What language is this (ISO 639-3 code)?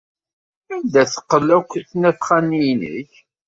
kab